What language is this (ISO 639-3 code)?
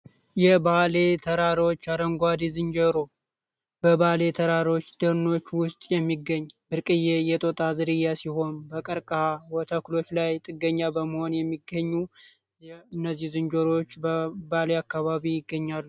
amh